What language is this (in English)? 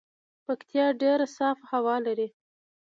Pashto